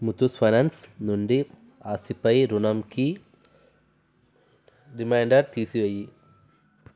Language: Telugu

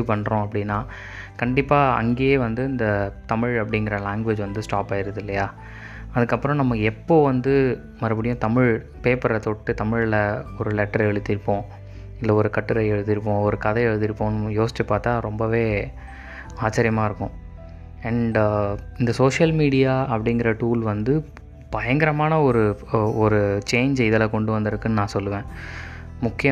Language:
Tamil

